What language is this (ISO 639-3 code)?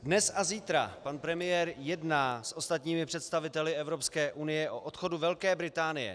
ces